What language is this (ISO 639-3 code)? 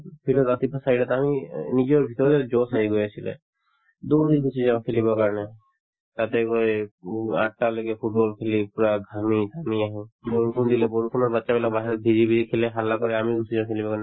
asm